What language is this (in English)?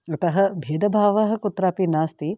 Sanskrit